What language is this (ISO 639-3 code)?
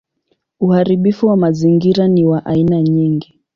swa